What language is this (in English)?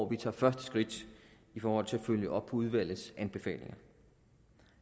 Danish